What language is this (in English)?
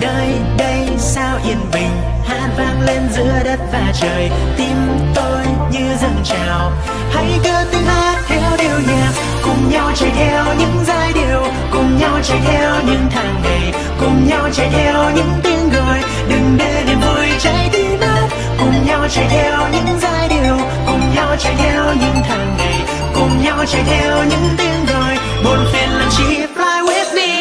Vietnamese